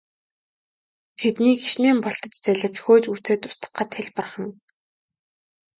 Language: Mongolian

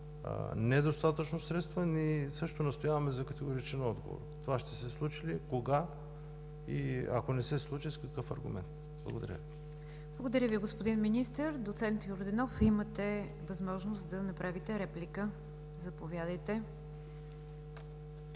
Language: Bulgarian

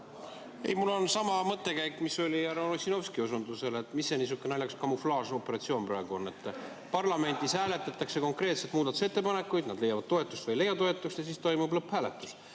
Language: Estonian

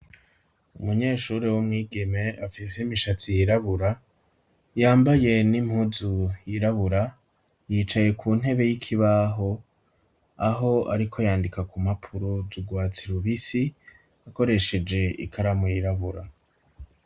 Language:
Rundi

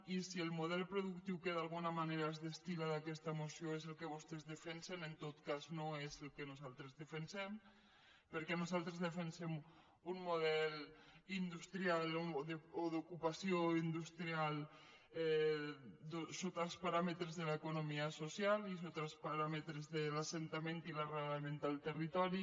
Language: Catalan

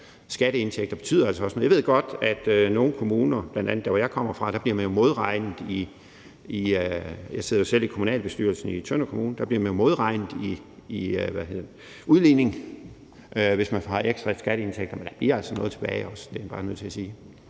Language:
Danish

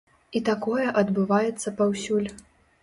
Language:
Belarusian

